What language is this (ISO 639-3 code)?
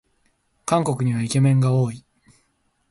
jpn